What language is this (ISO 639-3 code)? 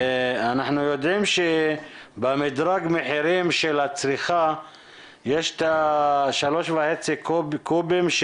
heb